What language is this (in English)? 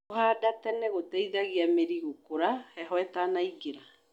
Kikuyu